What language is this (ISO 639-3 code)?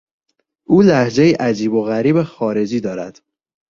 fas